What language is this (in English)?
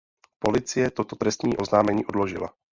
Czech